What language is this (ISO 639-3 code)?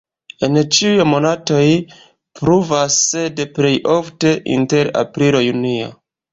epo